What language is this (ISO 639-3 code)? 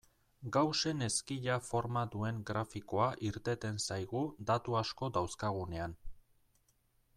eus